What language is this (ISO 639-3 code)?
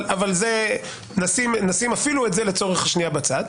heb